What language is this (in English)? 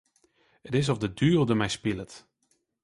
Western Frisian